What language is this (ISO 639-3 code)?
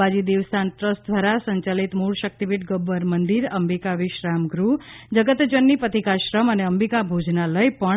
guj